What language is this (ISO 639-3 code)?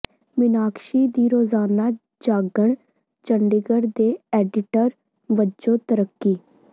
pan